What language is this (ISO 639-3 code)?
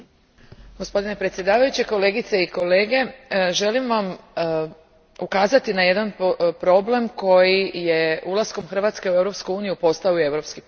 hrv